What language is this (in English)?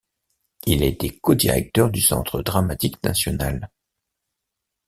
French